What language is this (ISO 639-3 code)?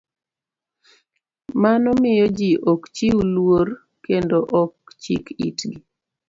luo